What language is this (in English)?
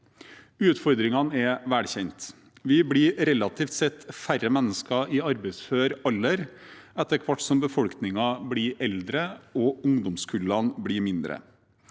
Norwegian